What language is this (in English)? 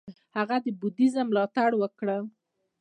Pashto